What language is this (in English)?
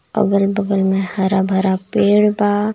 Bhojpuri